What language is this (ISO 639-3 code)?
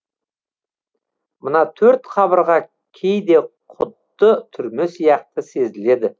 kaz